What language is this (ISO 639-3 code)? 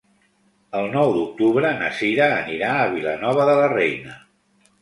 cat